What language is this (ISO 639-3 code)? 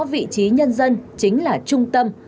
vie